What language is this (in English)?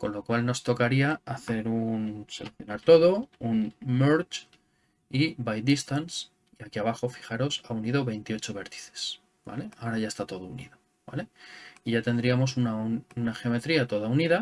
Spanish